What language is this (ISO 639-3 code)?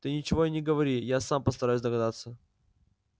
rus